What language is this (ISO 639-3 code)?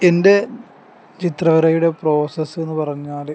mal